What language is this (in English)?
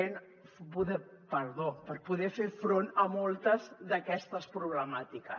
Catalan